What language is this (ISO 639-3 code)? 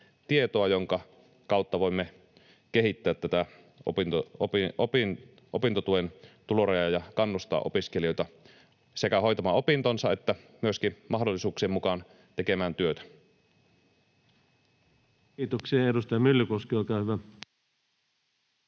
fin